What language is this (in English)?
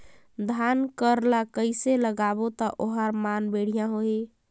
Chhattisgarhi